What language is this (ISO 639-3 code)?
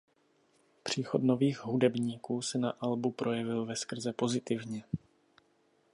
ces